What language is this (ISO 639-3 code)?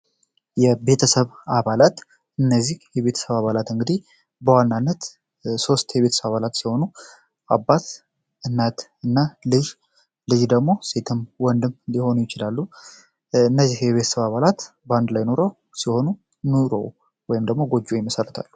amh